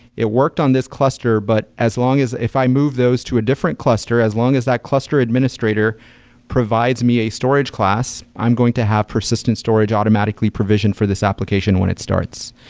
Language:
English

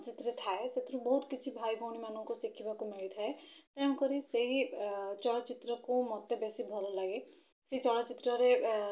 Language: Odia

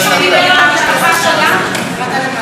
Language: Hebrew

